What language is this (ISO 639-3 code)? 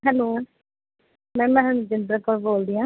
pan